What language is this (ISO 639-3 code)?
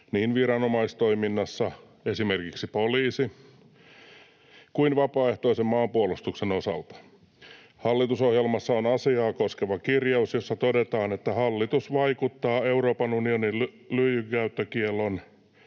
fin